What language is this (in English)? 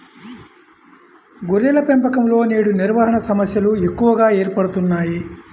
Telugu